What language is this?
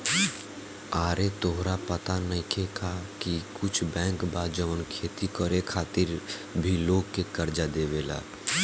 Bhojpuri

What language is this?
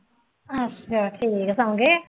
Punjabi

